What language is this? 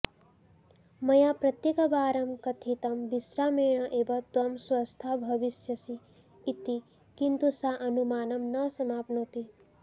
Sanskrit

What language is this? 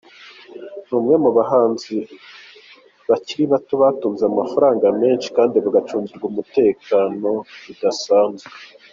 Kinyarwanda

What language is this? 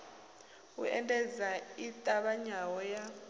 Venda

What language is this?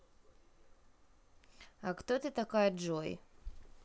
Russian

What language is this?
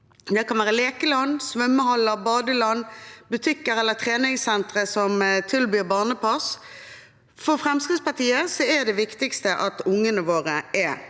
Norwegian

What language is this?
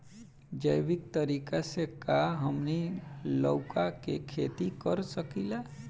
Bhojpuri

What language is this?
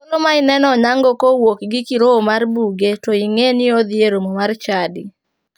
Luo (Kenya and Tanzania)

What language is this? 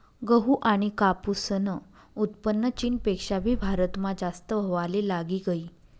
Marathi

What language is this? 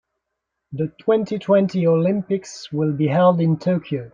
English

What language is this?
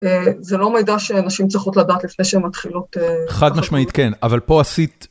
Hebrew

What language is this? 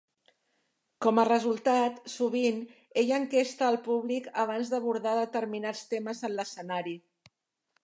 Catalan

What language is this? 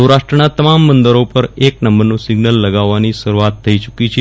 Gujarati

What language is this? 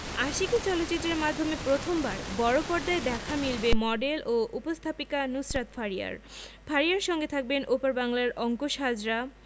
Bangla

